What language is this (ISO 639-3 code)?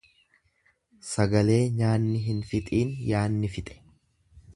orm